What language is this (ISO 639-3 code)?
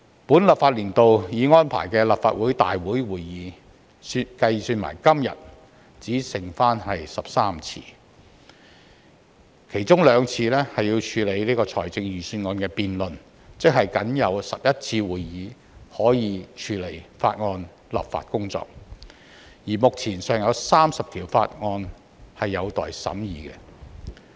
yue